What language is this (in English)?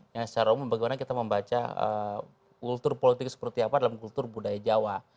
Indonesian